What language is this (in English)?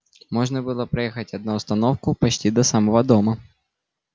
Russian